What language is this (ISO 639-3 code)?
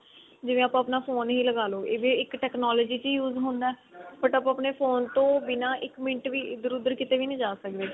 pan